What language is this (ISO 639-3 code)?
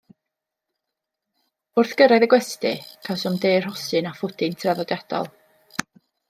cym